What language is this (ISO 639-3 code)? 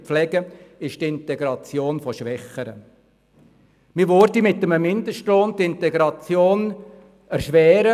gsw